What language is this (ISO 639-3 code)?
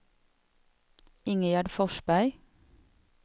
swe